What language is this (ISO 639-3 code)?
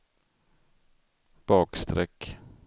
swe